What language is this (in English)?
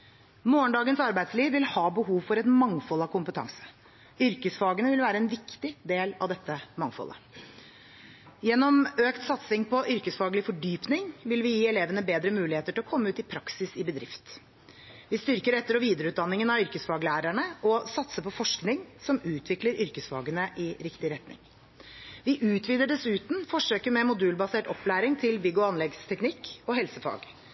Norwegian Bokmål